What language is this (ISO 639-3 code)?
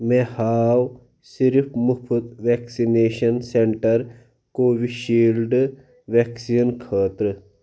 kas